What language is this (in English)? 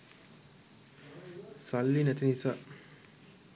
Sinhala